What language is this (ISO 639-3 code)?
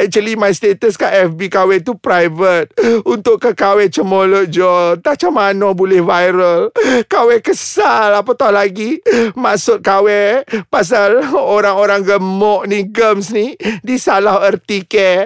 msa